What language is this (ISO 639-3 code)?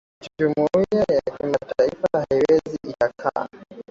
swa